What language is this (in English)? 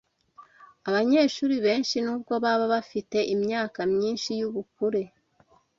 Kinyarwanda